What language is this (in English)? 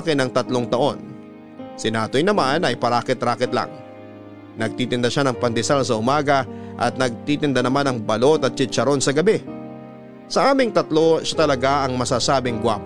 Filipino